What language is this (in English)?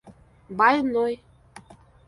Russian